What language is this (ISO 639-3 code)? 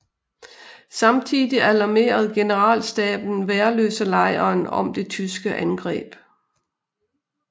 dan